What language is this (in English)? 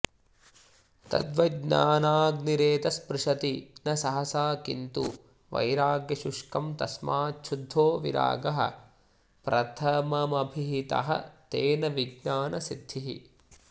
Sanskrit